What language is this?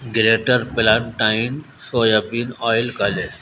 Urdu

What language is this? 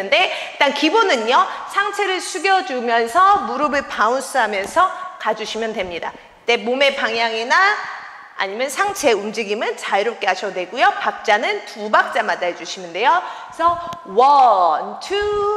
Korean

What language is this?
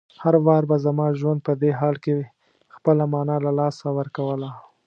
Pashto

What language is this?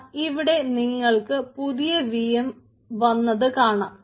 Malayalam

